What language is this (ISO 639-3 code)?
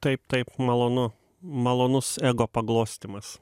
lit